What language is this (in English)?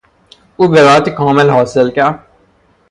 Persian